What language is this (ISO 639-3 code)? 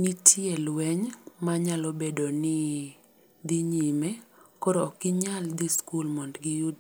luo